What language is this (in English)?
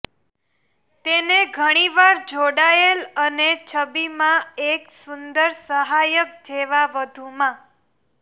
Gujarati